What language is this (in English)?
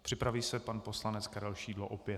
Czech